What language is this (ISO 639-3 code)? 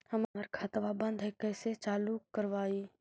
mag